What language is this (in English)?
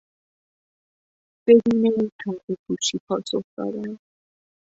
Persian